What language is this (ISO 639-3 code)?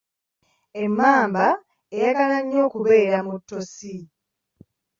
lug